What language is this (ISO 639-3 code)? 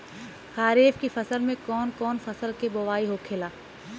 bho